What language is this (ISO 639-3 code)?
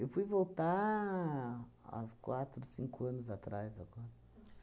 por